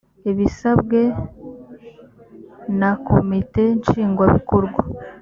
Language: Kinyarwanda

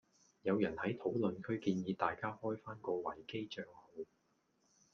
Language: Cantonese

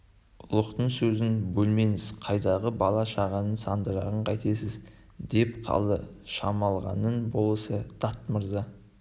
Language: Kazakh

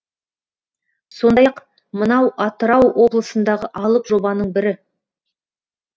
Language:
Kazakh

